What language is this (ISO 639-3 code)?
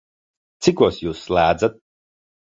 lav